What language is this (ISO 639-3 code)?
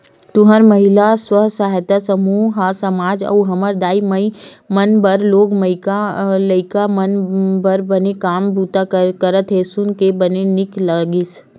hne